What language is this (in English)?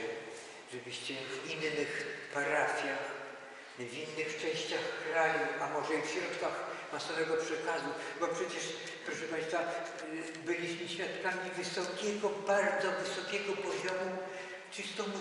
Polish